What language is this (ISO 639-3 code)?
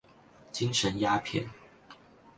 zho